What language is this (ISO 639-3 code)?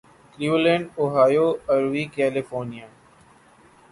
urd